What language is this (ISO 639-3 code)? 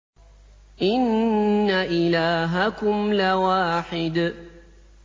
ara